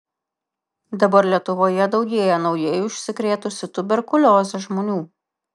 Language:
Lithuanian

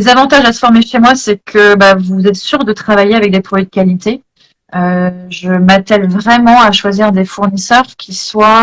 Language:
French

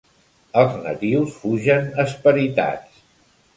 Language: Catalan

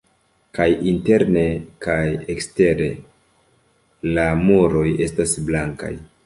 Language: Esperanto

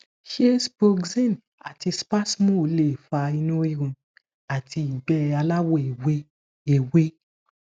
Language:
Yoruba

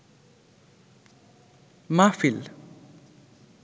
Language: Bangla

